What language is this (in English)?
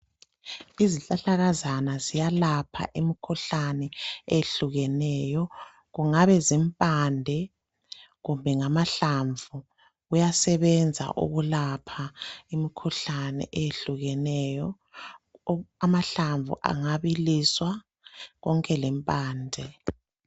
North Ndebele